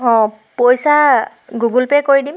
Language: Assamese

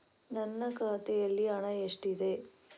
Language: Kannada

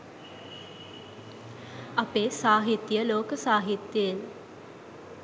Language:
Sinhala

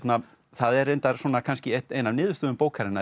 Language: Icelandic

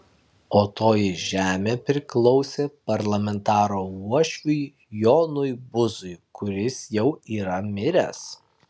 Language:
Lithuanian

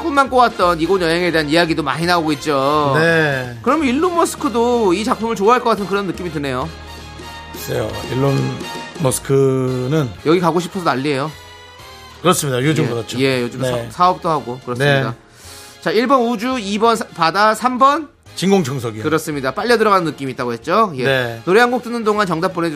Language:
Korean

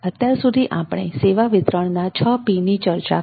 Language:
Gujarati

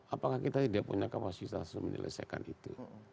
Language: Indonesian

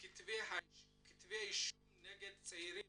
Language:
Hebrew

